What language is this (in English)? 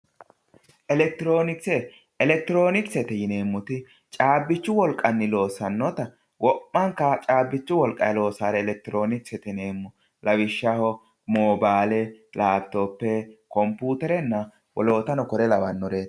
Sidamo